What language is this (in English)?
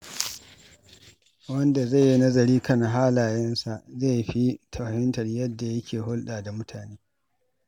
Hausa